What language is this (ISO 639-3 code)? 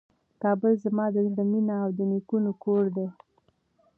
pus